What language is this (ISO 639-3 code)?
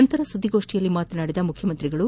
kan